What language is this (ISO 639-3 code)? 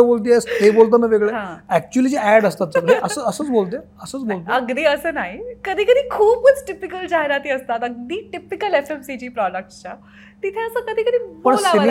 mar